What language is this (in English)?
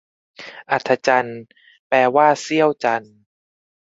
Thai